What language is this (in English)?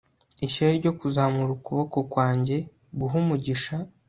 Kinyarwanda